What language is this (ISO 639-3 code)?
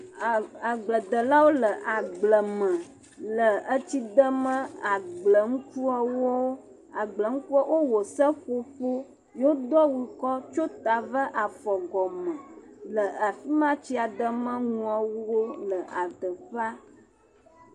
ewe